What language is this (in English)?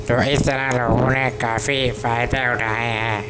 Urdu